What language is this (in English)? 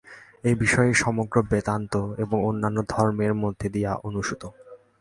Bangla